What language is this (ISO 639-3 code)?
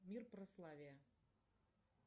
rus